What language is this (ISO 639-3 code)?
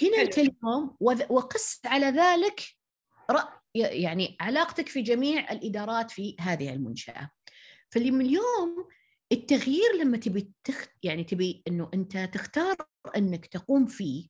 ara